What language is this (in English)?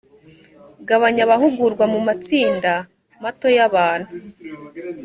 Kinyarwanda